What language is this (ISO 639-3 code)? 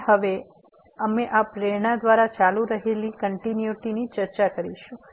guj